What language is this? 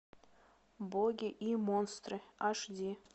Russian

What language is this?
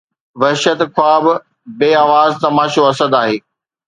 Sindhi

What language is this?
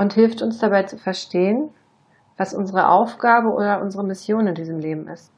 German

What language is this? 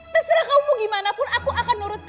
Indonesian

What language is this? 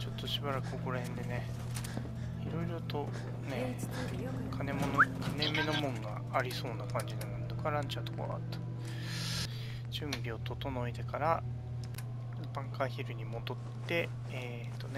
Japanese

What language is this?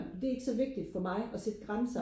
Danish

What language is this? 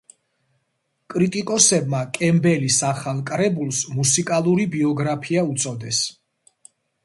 Georgian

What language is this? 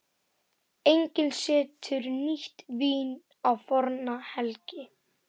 Icelandic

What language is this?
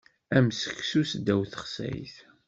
Kabyle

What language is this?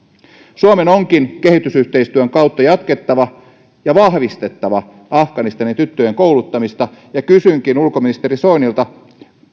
Finnish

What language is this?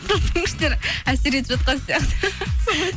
Kazakh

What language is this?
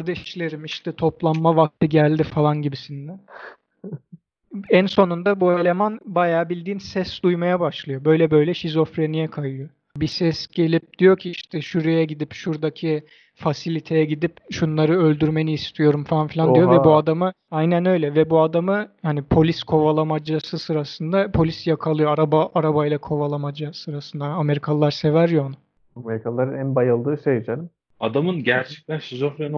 Turkish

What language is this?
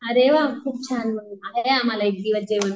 Marathi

